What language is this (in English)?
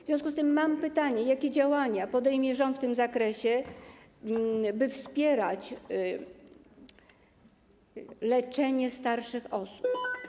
Polish